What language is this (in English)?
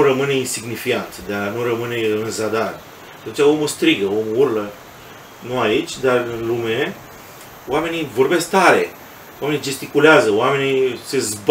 Romanian